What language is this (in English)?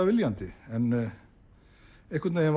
Icelandic